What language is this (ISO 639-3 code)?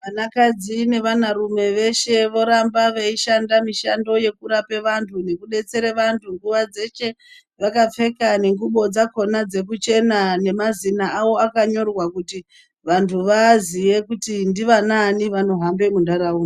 ndc